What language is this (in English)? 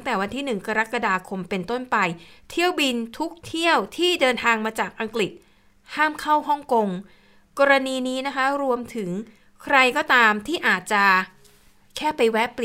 Thai